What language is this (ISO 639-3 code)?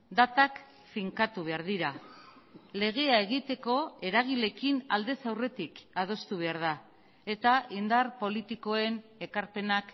eus